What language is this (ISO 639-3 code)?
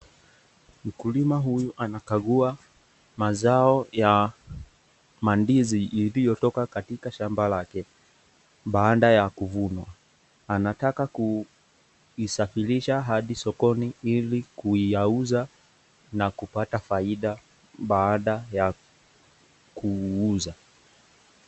swa